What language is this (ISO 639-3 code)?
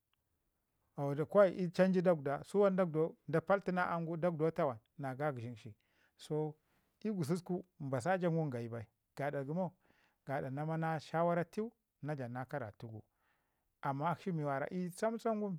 ngi